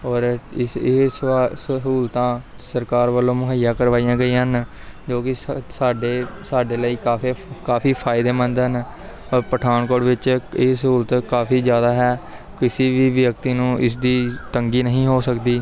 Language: Punjabi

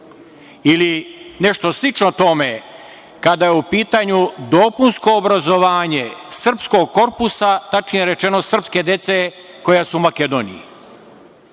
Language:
Serbian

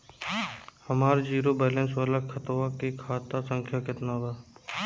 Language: Bhojpuri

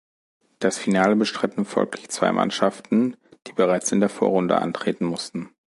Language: German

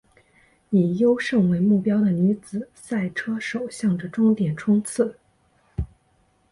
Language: Chinese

